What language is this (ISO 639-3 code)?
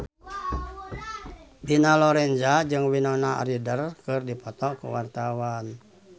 sun